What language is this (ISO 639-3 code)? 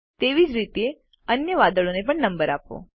guj